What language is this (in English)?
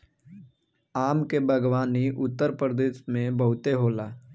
Bhojpuri